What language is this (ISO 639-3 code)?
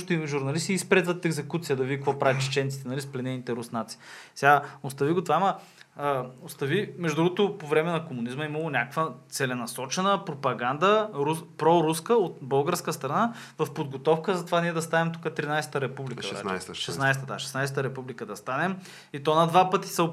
bul